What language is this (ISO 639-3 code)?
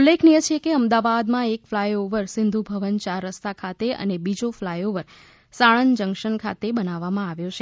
guj